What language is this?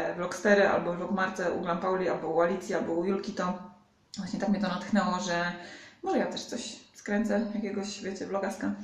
Polish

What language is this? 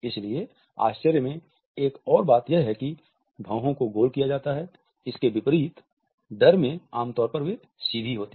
Hindi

